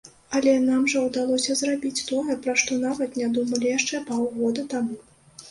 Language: Belarusian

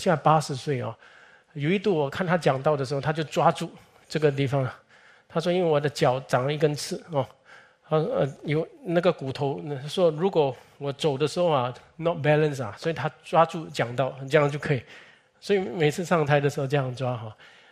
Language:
Chinese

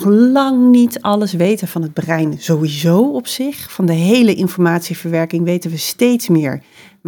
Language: Dutch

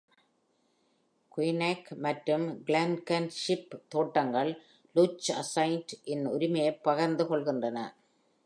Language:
Tamil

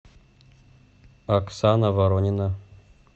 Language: Russian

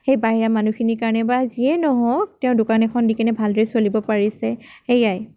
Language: Assamese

